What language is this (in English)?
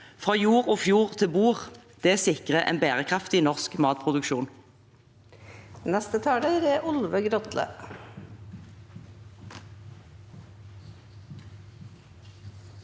Norwegian